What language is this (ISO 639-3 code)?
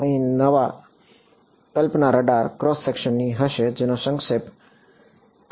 guj